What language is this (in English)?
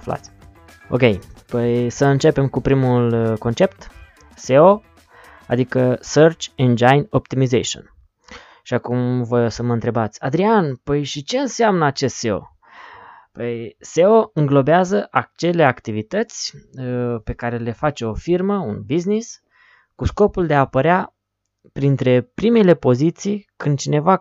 Romanian